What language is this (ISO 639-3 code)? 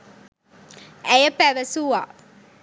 sin